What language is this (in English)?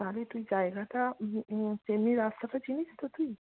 Bangla